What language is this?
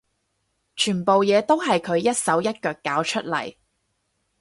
Cantonese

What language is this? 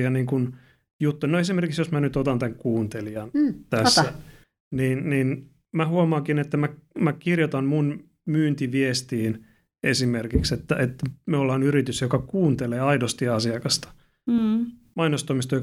Finnish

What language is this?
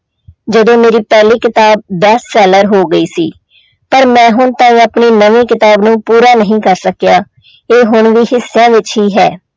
Punjabi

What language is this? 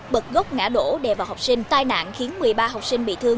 Vietnamese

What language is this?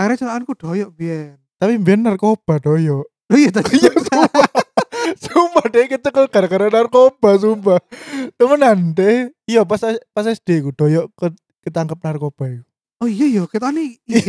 Indonesian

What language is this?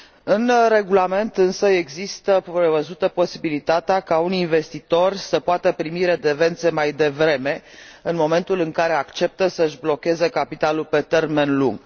Romanian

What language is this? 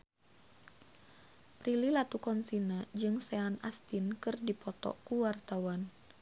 Sundanese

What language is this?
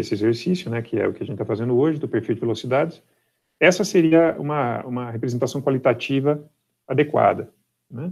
Portuguese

